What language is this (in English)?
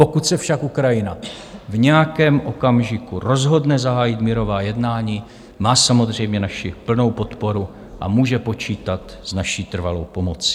Czech